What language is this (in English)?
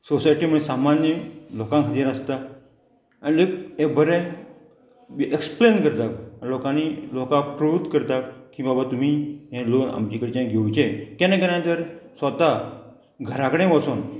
Konkani